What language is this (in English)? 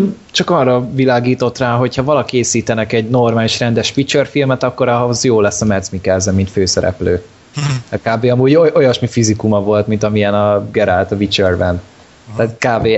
Hungarian